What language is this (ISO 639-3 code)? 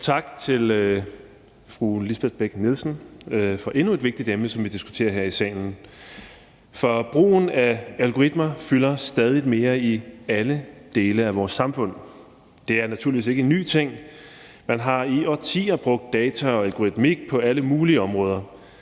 dan